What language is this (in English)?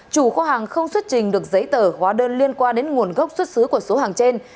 Vietnamese